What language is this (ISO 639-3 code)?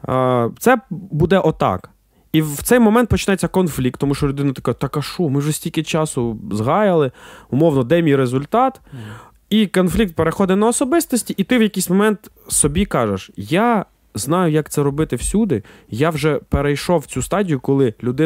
ukr